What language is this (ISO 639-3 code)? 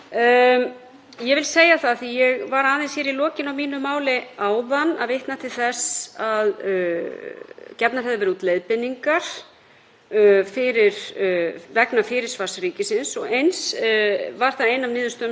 isl